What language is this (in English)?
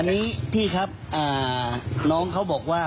Thai